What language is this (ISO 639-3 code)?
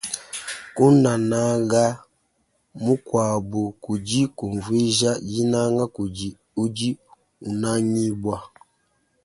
lua